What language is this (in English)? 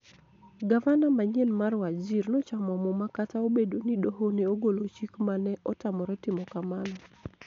Luo (Kenya and Tanzania)